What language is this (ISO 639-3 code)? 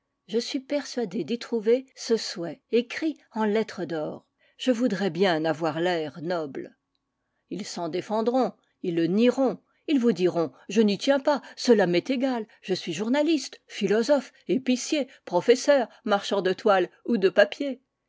fra